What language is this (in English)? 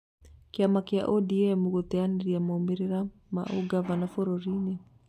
Kikuyu